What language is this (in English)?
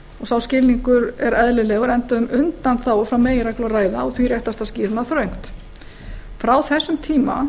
Icelandic